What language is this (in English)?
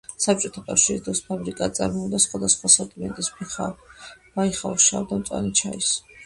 Georgian